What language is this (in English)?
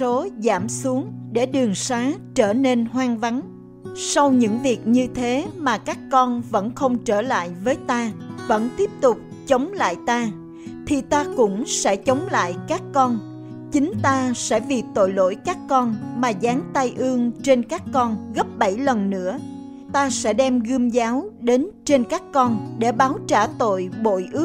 Vietnamese